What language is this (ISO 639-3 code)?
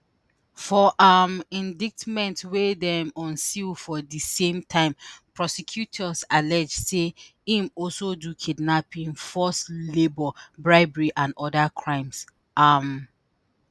pcm